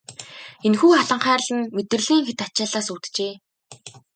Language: Mongolian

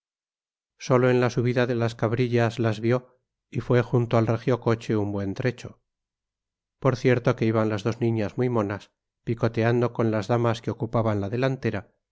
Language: Spanish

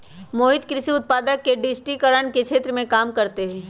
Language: Magahi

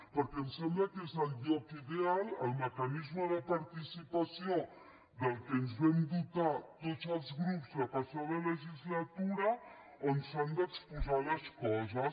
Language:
Catalan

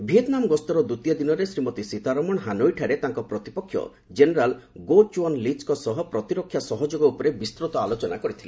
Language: Odia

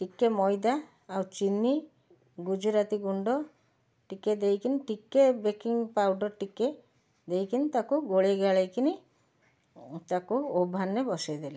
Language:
Odia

